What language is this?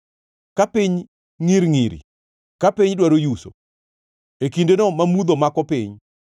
Luo (Kenya and Tanzania)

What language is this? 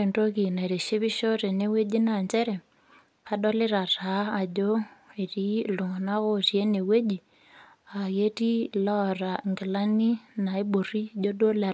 Masai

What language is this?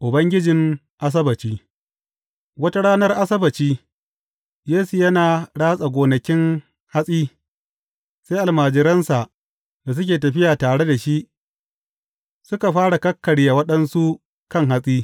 Hausa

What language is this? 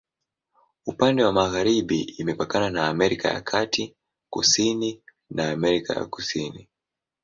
Swahili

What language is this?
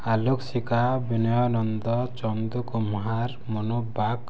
Odia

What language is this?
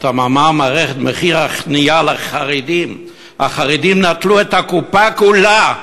Hebrew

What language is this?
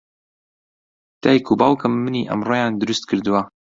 Central Kurdish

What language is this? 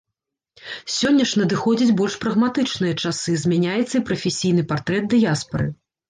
Belarusian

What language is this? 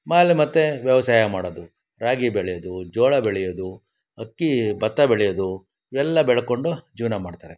Kannada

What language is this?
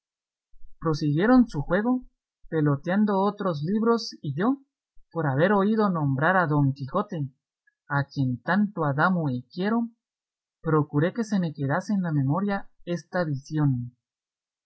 Spanish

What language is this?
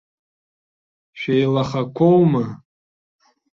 Abkhazian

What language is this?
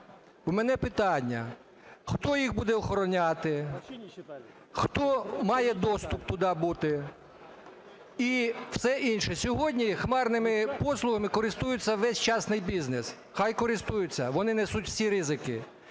Ukrainian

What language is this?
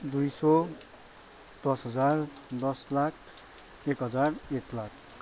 Nepali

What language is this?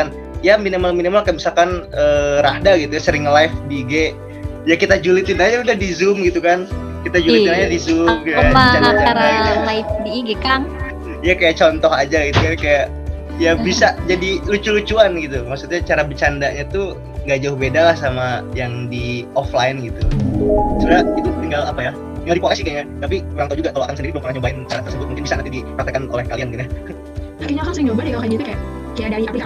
Indonesian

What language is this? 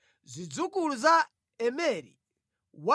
Nyanja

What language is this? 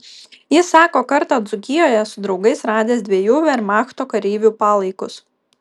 Lithuanian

